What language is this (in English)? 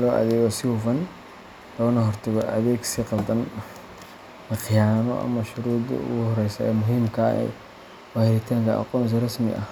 Somali